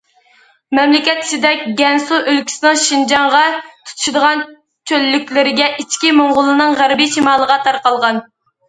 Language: Uyghur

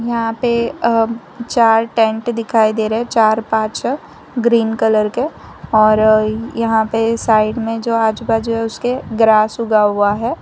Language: Hindi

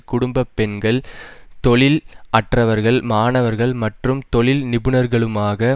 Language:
Tamil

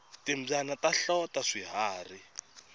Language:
Tsonga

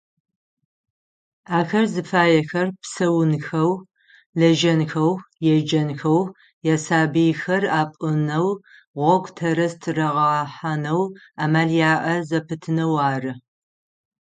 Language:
Adyghe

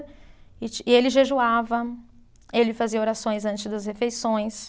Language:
Portuguese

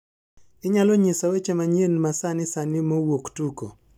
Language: Luo (Kenya and Tanzania)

